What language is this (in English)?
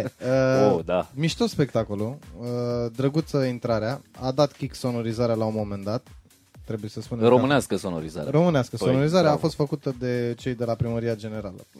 Romanian